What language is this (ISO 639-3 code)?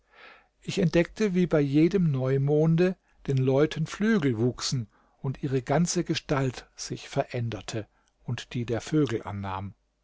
deu